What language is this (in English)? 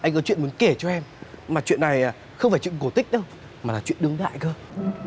Vietnamese